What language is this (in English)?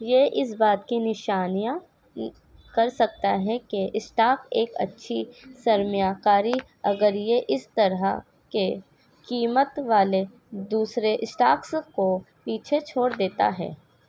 Urdu